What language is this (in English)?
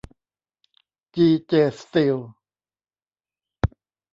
Thai